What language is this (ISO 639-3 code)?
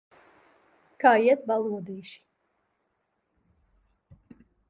lav